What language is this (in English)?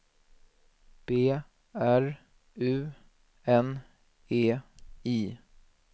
Swedish